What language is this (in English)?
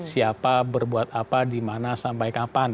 Indonesian